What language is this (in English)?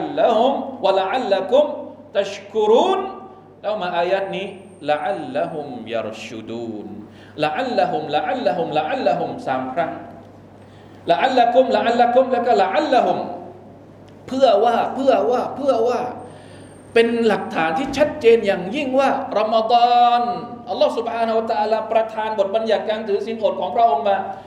Thai